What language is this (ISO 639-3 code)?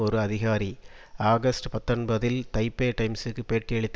tam